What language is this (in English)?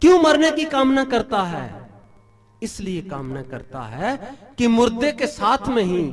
Hindi